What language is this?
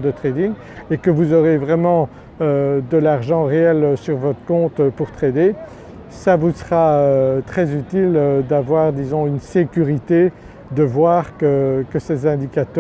French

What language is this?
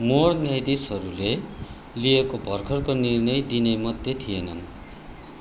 Nepali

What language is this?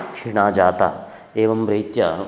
Sanskrit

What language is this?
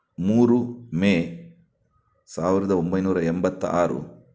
Kannada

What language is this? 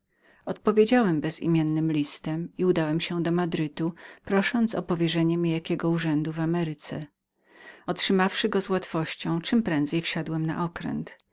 Polish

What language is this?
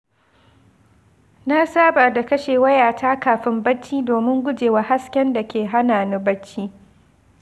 Hausa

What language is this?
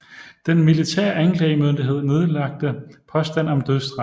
Danish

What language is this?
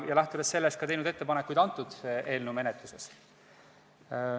Estonian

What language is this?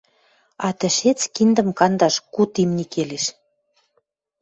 Western Mari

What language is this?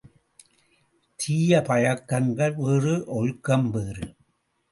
Tamil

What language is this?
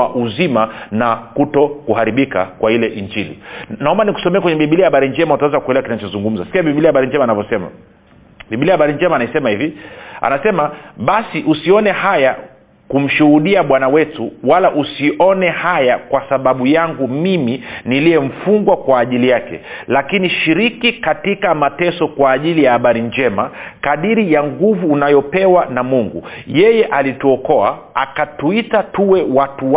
Swahili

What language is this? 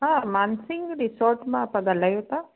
Sindhi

